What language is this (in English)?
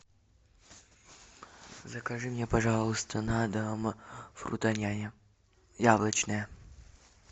Russian